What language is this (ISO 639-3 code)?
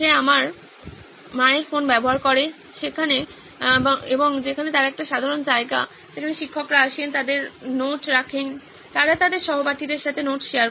ben